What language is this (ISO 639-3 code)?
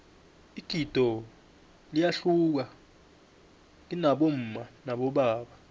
nbl